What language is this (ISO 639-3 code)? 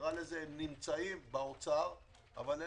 heb